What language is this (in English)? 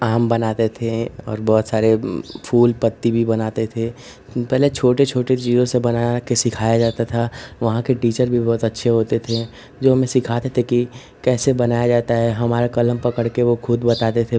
Hindi